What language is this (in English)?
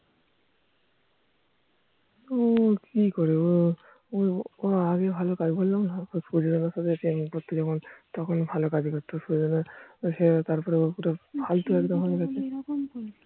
Bangla